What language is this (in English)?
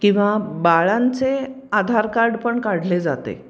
Marathi